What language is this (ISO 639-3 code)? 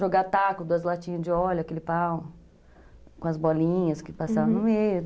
por